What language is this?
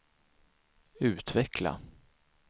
Swedish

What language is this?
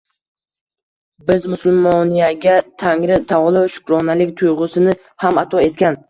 Uzbek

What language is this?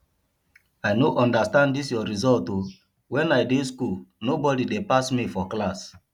Nigerian Pidgin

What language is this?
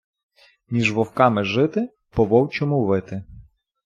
Ukrainian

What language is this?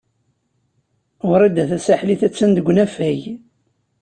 Kabyle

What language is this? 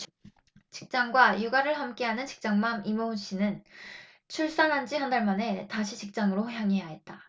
Korean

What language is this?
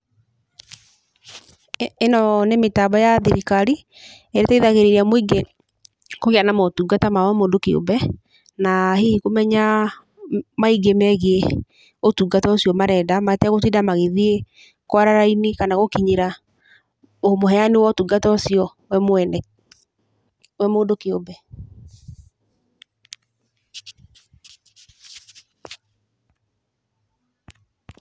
Kikuyu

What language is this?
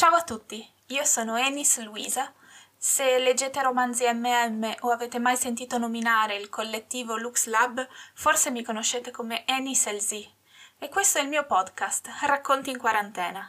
Italian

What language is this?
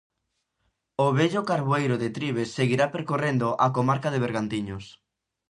Galician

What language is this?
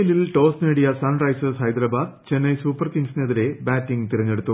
Malayalam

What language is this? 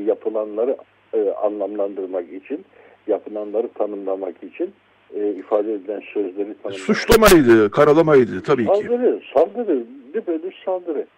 Turkish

